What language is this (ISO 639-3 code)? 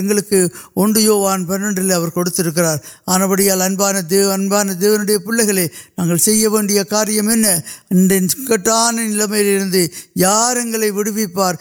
urd